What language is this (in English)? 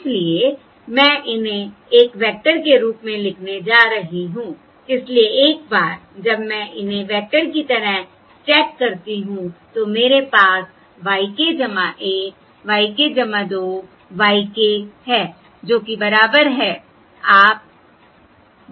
Hindi